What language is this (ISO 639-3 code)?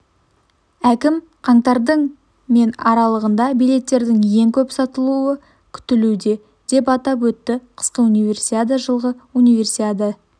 kaz